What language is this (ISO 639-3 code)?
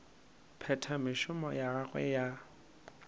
nso